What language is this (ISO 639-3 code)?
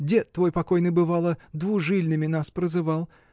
rus